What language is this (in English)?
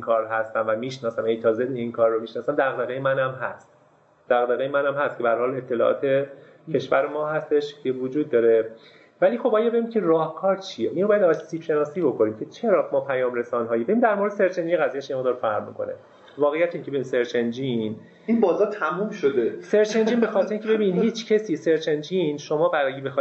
Persian